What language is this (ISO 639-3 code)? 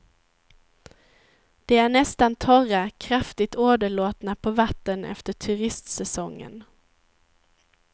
swe